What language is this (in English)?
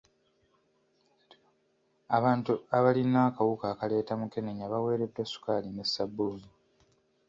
Ganda